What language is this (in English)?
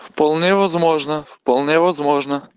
Russian